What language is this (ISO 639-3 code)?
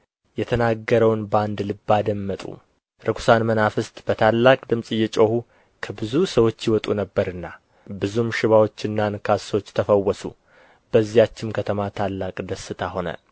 amh